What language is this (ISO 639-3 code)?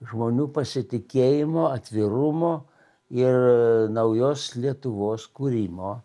lit